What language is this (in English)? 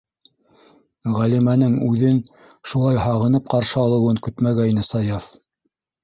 Bashkir